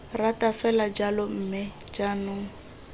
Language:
Tswana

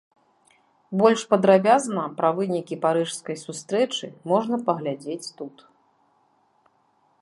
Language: Belarusian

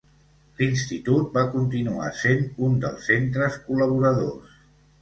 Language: Catalan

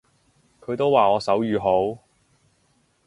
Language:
Cantonese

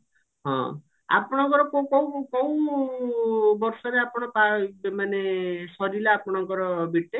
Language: Odia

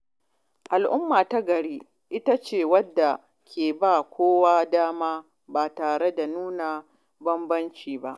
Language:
Hausa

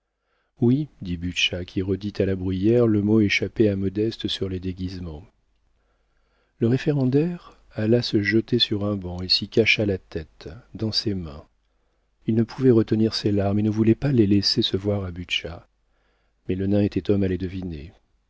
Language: French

